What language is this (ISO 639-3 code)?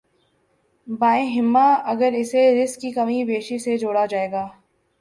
urd